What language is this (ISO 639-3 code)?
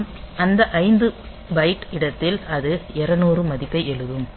tam